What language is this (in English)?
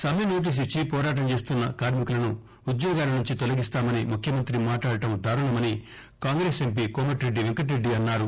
Telugu